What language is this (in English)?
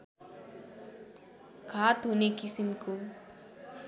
Nepali